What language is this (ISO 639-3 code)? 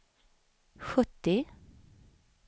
swe